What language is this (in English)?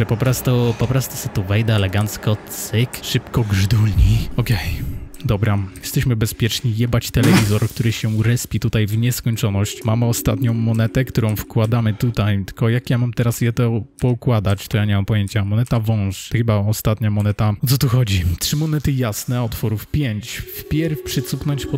Polish